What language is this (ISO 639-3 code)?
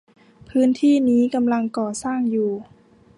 tha